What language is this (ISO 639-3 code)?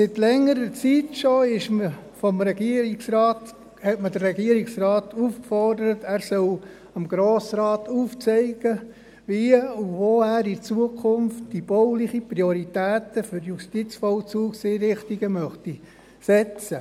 gsw